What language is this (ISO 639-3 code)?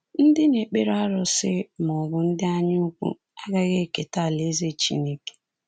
ibo